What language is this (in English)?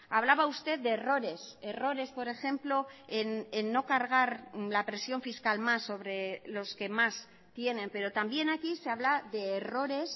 Spanish